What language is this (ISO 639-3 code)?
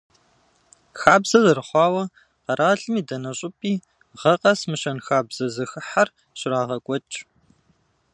kbd